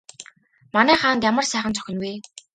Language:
Mongolian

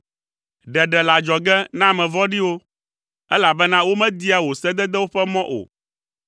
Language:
Ewe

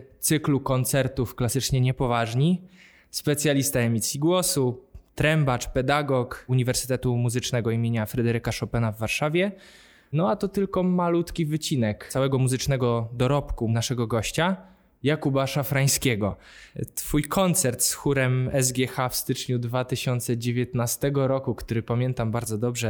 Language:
Polish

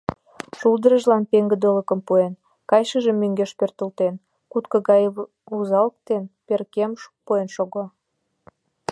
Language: Mari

